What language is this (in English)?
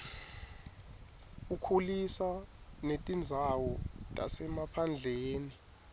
Swati